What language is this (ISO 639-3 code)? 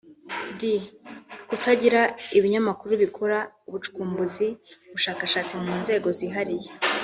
kin